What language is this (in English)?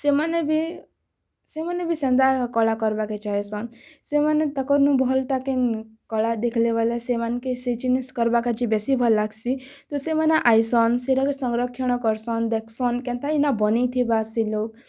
Odia